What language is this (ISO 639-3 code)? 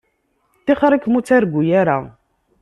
kab